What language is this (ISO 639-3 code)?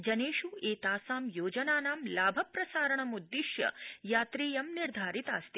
san